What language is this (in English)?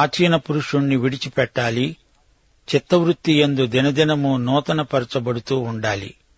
Telugu